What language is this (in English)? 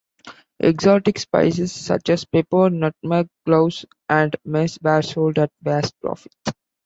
English